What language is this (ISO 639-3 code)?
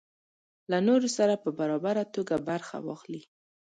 pus